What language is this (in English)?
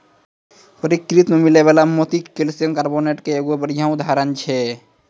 Maithili